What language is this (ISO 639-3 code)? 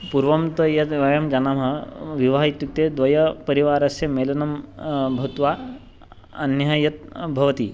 san